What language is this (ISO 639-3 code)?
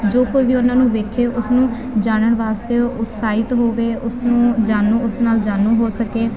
pan